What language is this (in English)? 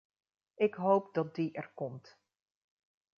Dutch